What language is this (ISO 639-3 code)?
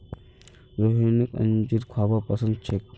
mag